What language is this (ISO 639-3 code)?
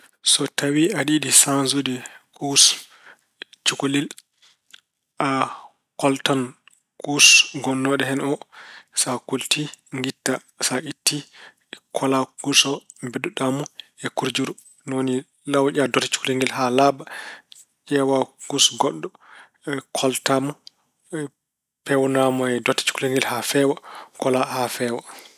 ful